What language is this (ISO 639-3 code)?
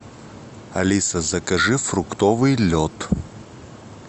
rus